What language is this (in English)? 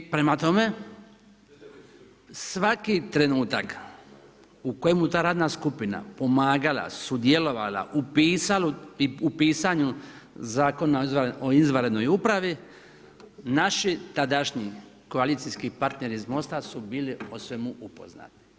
Croatian